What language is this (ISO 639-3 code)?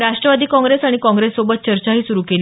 mar